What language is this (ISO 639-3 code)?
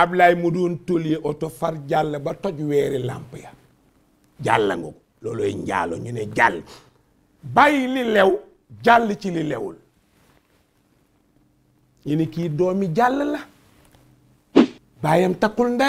fra